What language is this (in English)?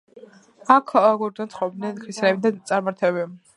Georgian